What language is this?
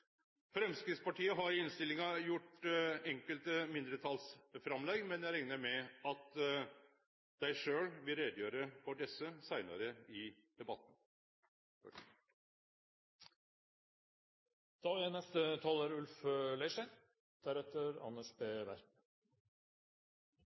Norwegian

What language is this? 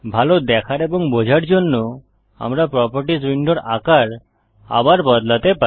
Bangla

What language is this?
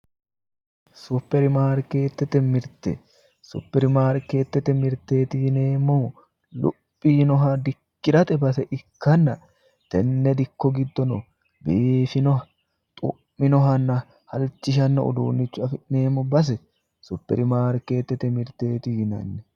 Sidamo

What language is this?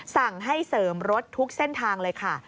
Thai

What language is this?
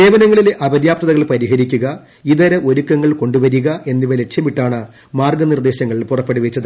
Malayalam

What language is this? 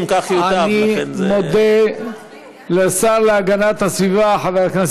Hebrew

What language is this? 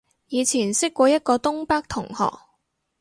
Cantonese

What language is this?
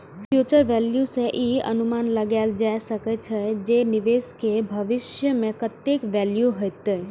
Maithili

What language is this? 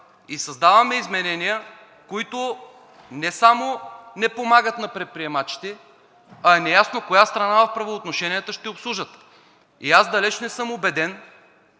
Bulgarian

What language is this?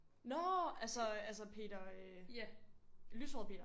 Danish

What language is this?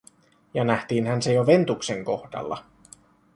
Finnish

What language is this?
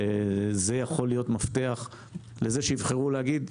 Hebrew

